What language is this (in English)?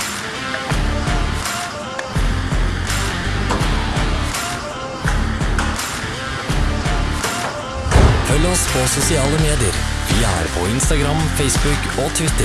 Norwegian